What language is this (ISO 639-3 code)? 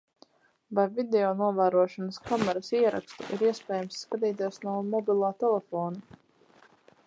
lav